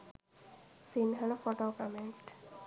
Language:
Sinhala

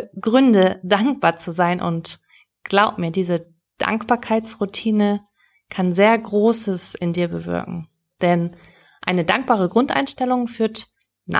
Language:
German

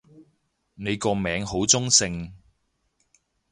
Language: Cantonese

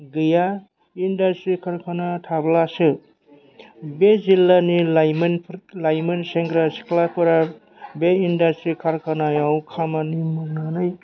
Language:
Bodo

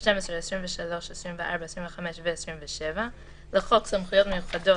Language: Hebrew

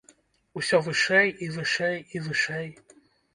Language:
Belarusian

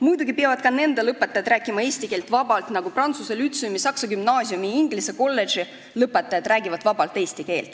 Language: Estonian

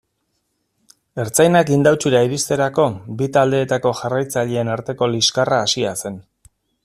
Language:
Basque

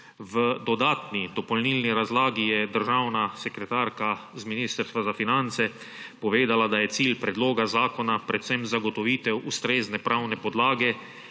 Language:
Slovenian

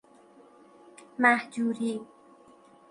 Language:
Persian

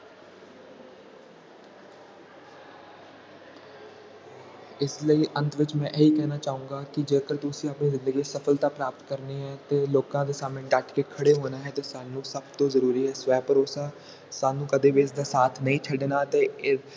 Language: Punjabi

